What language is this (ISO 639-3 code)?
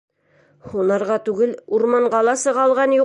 bak